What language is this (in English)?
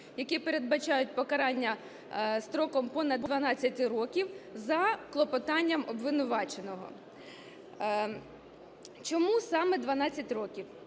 Ukrainian